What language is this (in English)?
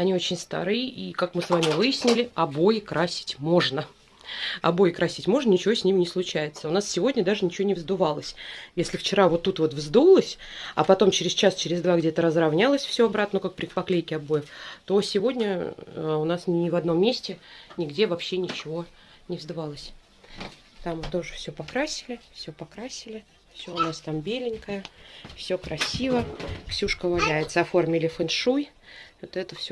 Russian